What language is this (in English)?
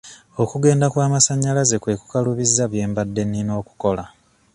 Ganda